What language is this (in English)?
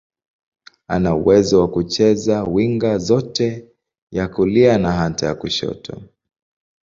Swahili